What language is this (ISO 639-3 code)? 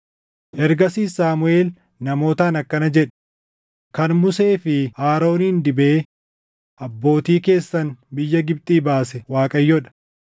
orm